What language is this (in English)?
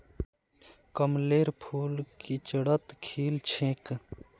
Magahi